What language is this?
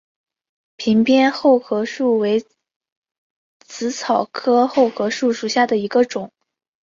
Chinese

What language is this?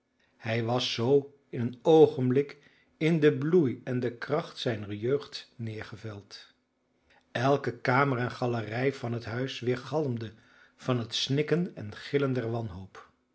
Dutch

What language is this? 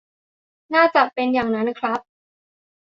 Thai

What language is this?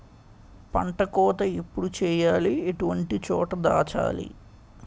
Telugu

